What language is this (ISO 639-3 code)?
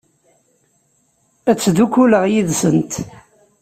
kab